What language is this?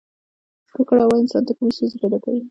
Pashto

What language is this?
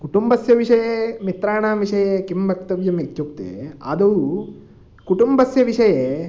Sanskrit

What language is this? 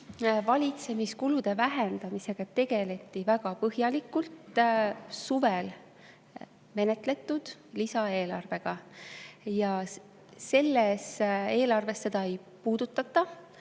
Estonian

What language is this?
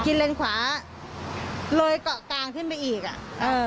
Thai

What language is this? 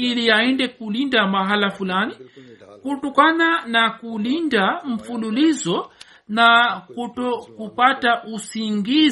Swahili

